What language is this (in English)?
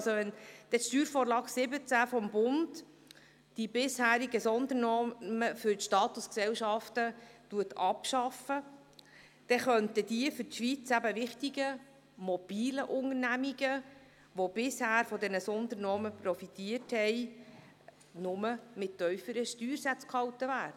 Swiss German